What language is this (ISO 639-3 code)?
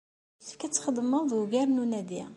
kab